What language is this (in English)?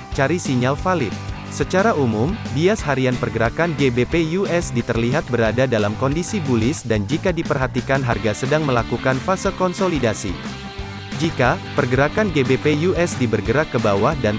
Indonesian